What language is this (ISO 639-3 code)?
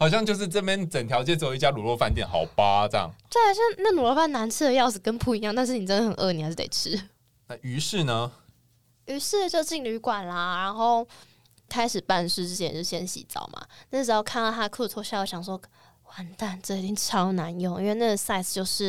zho